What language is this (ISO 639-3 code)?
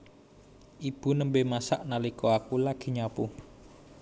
jav